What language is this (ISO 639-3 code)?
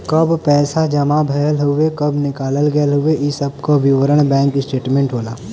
bho